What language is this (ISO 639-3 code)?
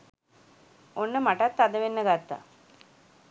sin